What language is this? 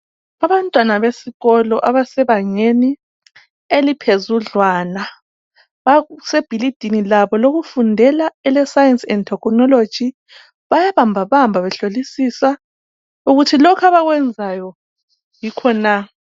North Ndebele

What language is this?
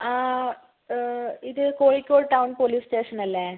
Malayalam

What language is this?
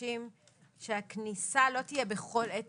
Hebrew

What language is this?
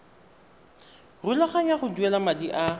Tswana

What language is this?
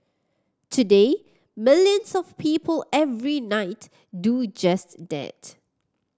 English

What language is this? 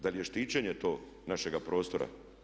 Croatian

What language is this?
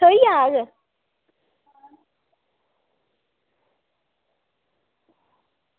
Dogri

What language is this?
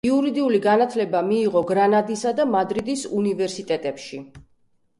Georgian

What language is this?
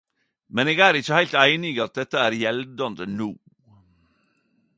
Norwegian Nynorsk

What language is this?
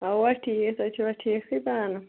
Kashmiri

